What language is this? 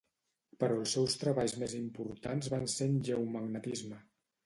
Catalan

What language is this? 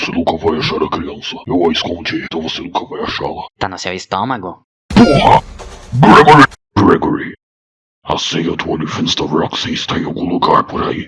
Portuguese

